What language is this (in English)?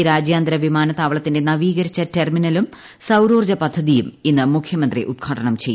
Malayalam